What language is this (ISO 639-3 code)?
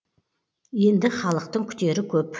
kaz